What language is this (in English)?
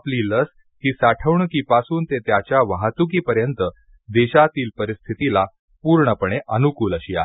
Marathi